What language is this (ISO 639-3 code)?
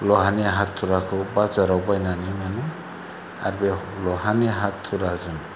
brx